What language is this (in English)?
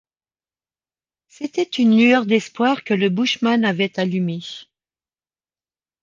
French